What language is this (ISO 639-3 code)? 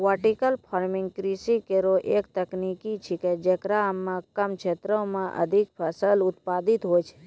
mai